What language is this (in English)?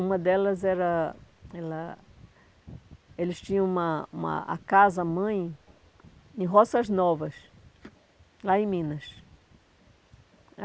Portuguese